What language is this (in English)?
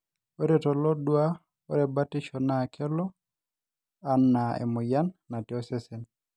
Masai